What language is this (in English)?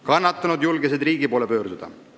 Estonian